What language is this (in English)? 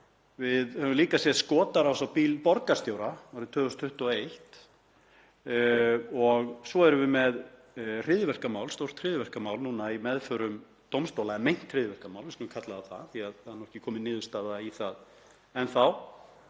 Icelandic